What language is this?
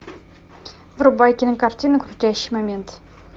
Russian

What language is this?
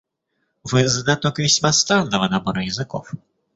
Russian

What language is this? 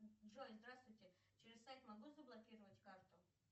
Russian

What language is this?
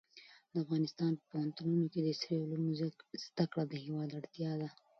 Pashto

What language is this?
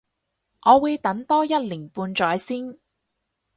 Cantonese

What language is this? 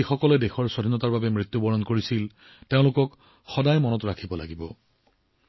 Assamese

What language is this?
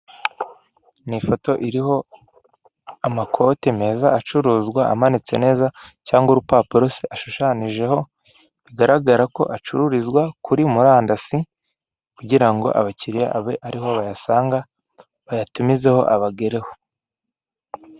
Kinyarwanda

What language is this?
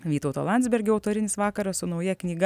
Lithuanian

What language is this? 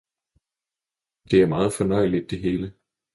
Danish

